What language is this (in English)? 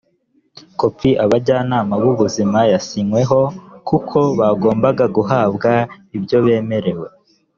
Kinyarwanda